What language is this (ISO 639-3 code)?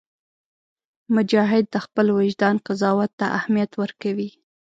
pus